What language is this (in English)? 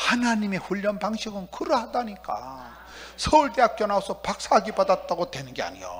Korean